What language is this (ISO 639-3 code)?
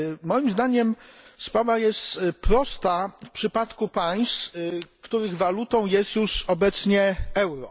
pol